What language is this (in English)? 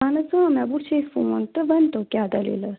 Kashmiri